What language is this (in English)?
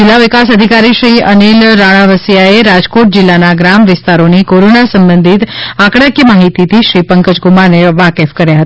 Gujarati